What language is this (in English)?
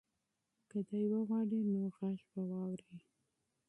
Pashto